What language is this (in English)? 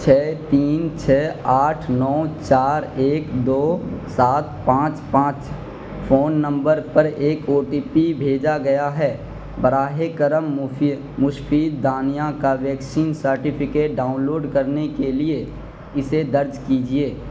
Urdu